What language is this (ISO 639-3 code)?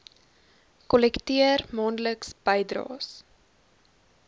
afr